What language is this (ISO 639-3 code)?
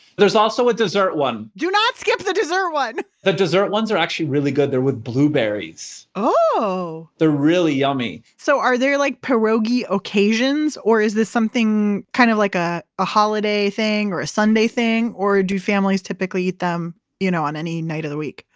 eng